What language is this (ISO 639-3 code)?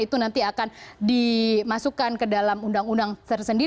ind